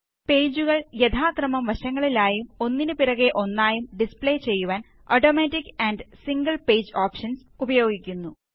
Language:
Malayalam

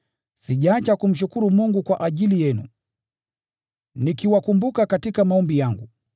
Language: Swahili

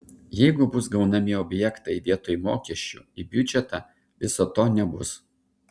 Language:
Lithuanian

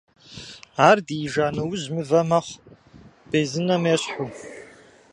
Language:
Kabardian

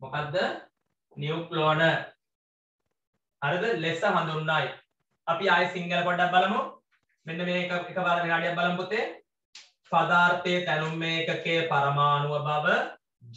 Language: Hindi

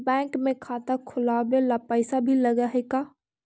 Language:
Magahi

